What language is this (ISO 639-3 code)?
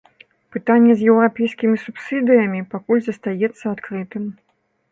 bel